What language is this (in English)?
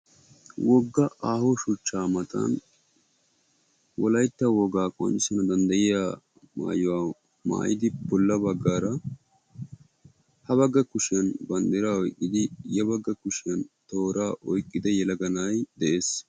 Wolaytta